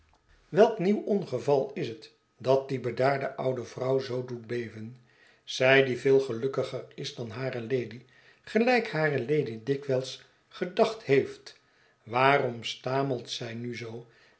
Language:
Dutch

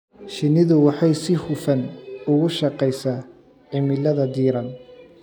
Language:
Somali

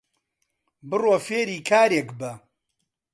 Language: Central Kurdish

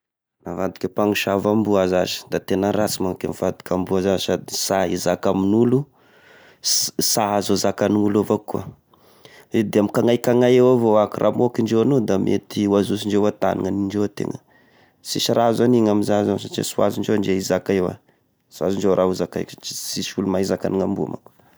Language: Tesaka Malagasy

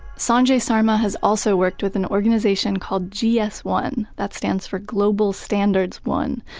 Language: English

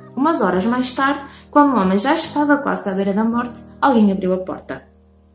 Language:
Portuguese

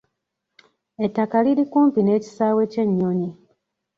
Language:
Ganda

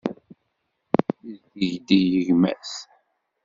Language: Kabyle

